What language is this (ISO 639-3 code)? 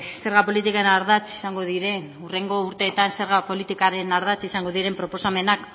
eus